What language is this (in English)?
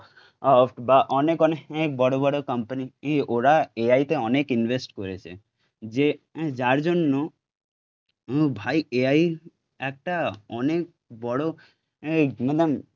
Bangla